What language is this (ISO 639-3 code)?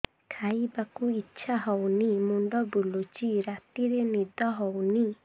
ori